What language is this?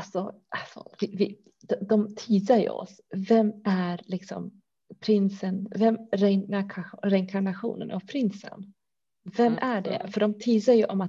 Swedish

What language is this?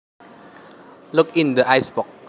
Javanese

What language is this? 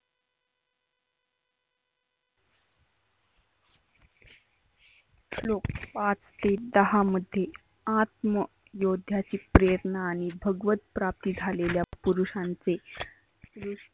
Marathi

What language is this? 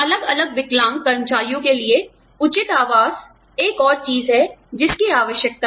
Hindi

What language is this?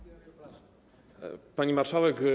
Polish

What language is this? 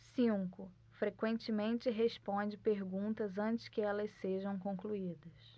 Portuguese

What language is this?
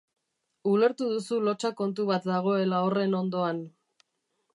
Basque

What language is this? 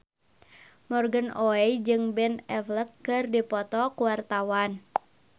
Sundanese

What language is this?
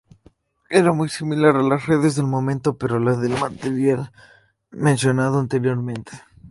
Spanish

